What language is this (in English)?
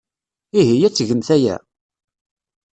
Kabyle